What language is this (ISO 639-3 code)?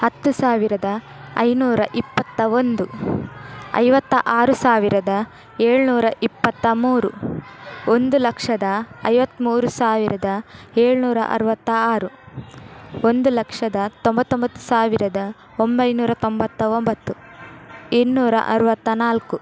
kan